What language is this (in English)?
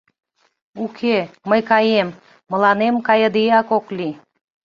Mari